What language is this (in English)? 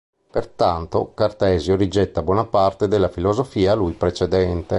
Italian